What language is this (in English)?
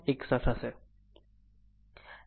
Gujarati